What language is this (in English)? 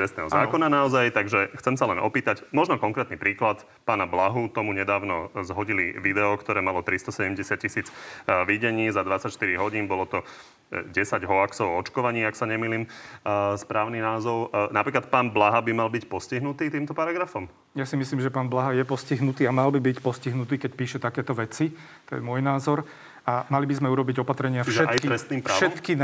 Slovak